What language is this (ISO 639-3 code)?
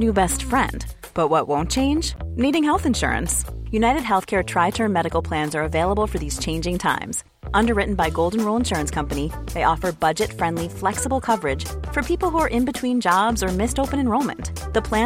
swe